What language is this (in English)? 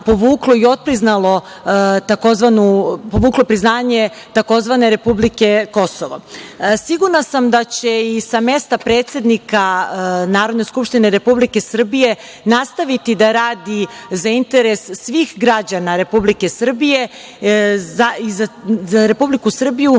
Serbian